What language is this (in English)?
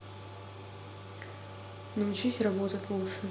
Russian